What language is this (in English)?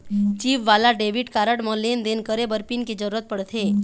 Chhattisgarhi